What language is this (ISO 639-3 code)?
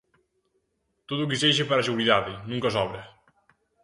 glg